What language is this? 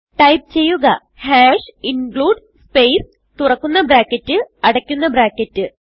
Malayalam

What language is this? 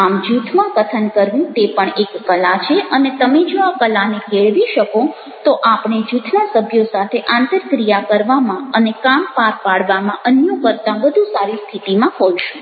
Gujarati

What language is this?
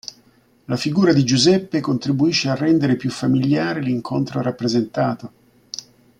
Italian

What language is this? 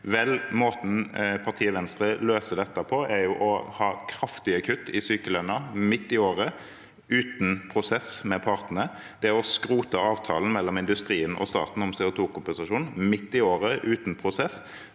Norwegian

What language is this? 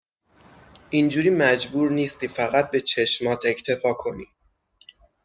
Persian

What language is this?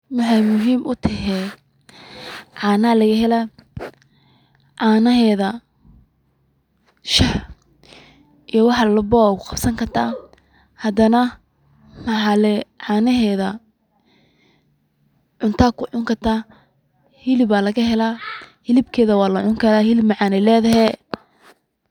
Somali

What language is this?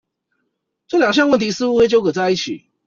Chinese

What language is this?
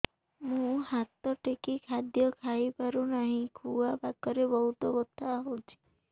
Odia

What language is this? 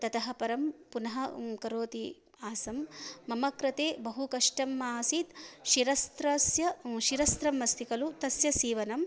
Sanskrit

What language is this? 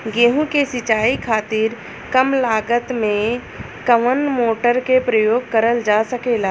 Bhojpuri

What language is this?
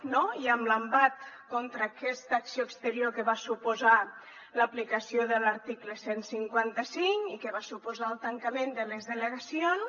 Catalan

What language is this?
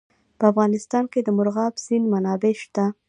Pashto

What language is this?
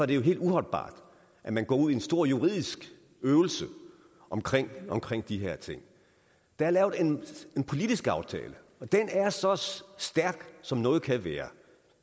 Danish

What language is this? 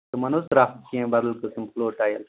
Kashmiri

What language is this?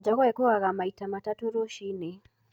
Kikuyu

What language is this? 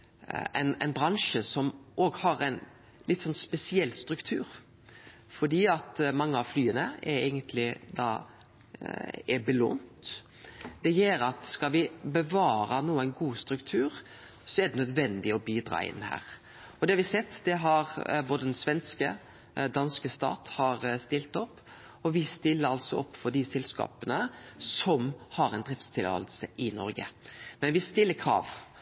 Norwegian Nynorsk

